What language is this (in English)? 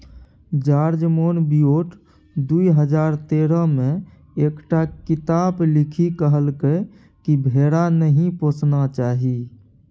Maithili